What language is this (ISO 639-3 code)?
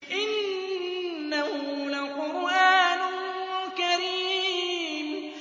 ara